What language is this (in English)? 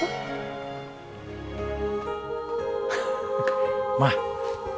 Indonesian